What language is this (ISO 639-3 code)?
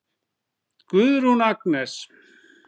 isl